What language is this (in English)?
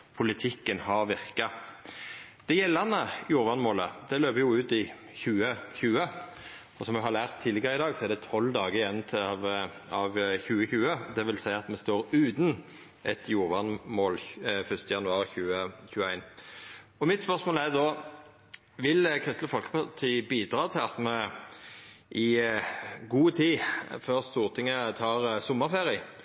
Norwegian Nynorsk